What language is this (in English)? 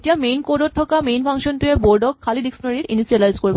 Assamese